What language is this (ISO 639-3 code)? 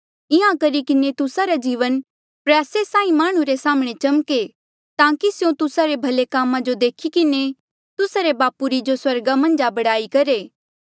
mjl